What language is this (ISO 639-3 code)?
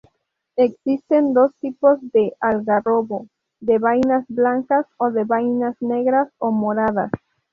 spa